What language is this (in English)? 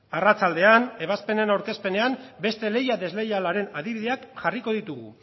Basque